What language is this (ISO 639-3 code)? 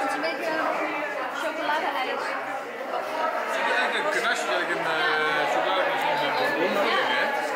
nld